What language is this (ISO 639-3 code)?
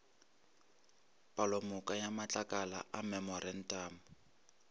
nso